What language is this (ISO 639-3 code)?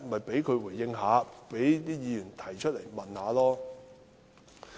yue